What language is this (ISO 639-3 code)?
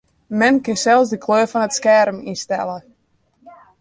fry